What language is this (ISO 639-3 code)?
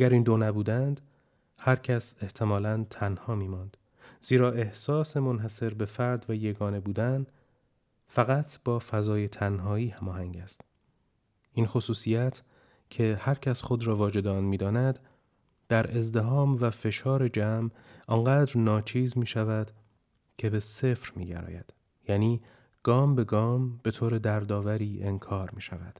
fas